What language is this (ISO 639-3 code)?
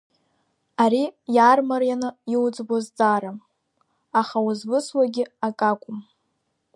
abk